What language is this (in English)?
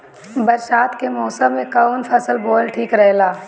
Bhojpuri